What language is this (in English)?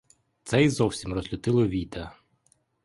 Ukrainian